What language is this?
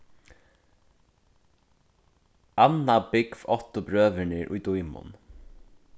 Faroese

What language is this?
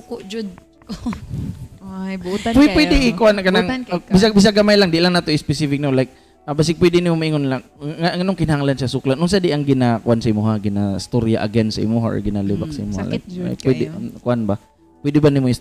Filipino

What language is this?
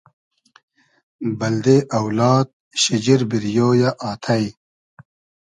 Hazaragi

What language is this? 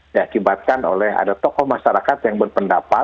Indonesian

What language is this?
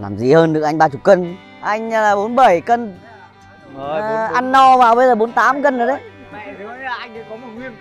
Vietnamese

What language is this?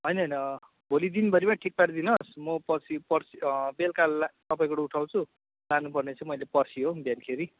Nepali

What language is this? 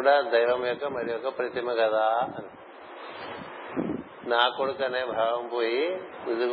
Telugu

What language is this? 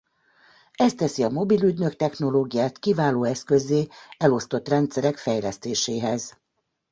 Hungarian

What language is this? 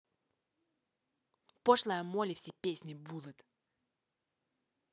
Russian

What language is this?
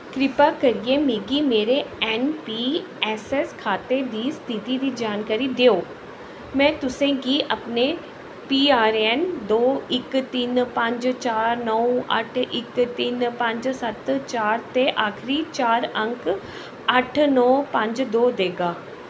Dogri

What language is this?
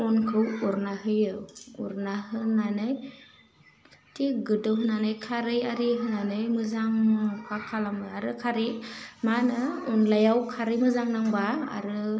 Bodo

